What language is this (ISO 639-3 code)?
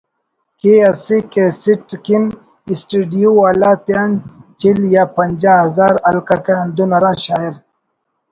brh